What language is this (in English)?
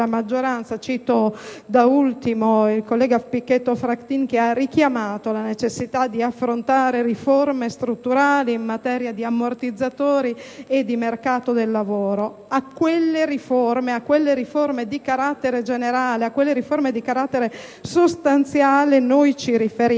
Italian